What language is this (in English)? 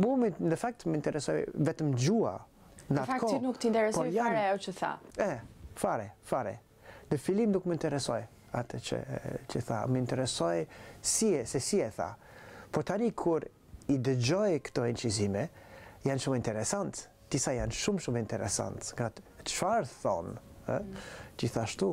Romanian